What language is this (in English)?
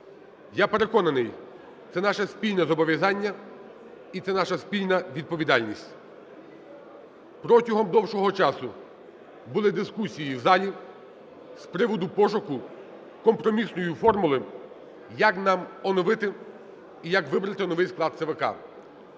Ukrainian